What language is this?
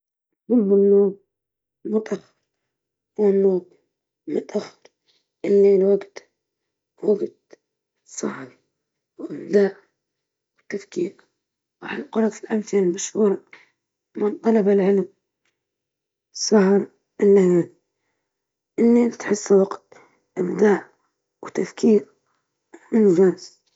Libyan Arabic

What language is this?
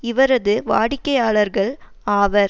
Tamil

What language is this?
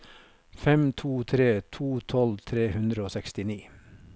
Norwegian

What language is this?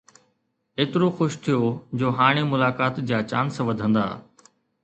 Sindhi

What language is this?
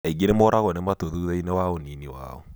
Kikuyu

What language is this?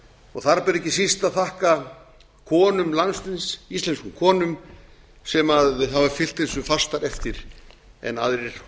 Icelandic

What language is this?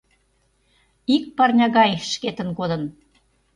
Mari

